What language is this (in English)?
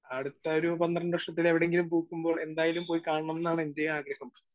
Malayalam